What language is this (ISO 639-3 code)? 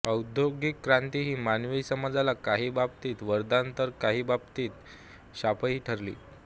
mar